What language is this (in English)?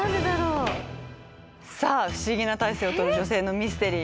Japanese